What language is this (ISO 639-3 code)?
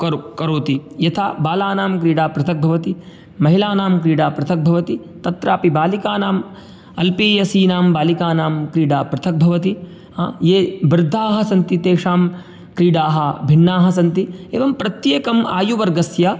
san